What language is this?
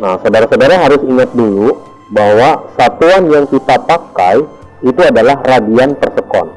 Indonesian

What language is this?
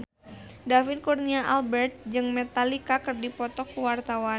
Sundanese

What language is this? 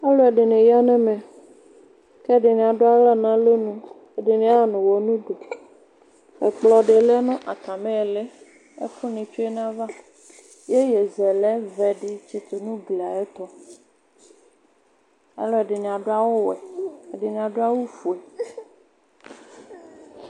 Ikposo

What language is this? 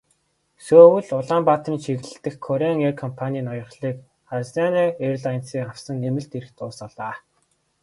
Mongolian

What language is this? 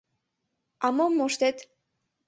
Mari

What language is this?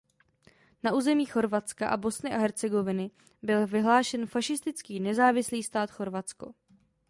Czech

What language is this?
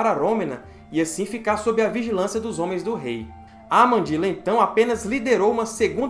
Portuguese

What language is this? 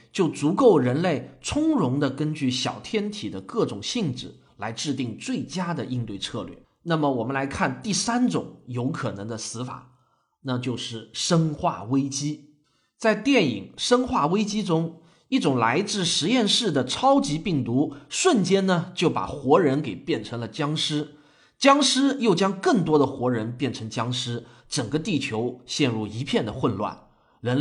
Chinese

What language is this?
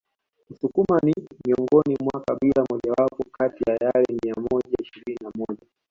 Swahili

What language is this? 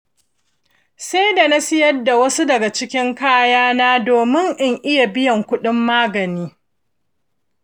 Hausa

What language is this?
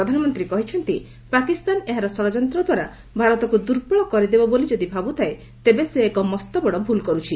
Odia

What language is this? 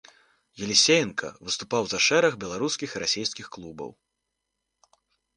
Belarusian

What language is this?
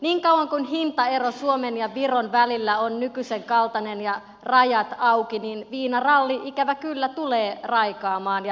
Finnish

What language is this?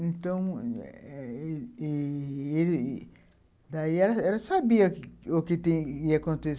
Portuguese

